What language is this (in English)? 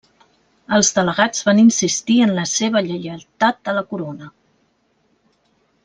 Catalan